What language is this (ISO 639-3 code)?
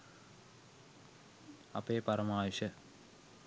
sin